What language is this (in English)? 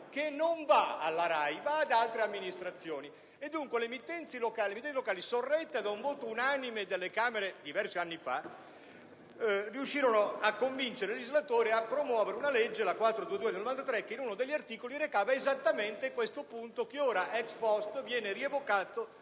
Italian